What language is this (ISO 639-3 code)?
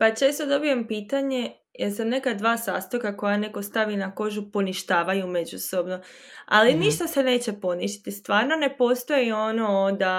hrv